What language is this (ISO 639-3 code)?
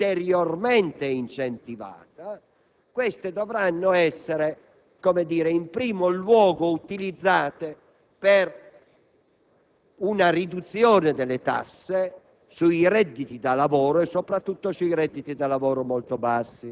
ita